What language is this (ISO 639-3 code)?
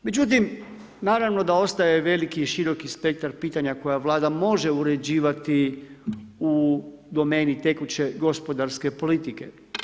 hrv